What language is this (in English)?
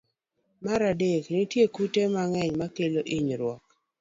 Luo (Kenya and Tanzania)